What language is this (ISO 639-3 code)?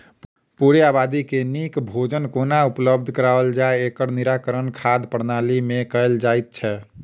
mai